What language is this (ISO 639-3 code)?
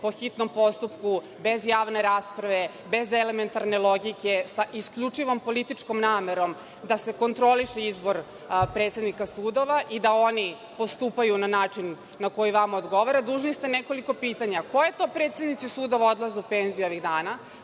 srp